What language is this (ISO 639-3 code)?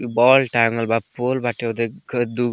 bho